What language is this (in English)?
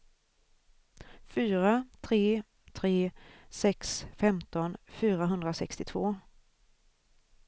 Swedish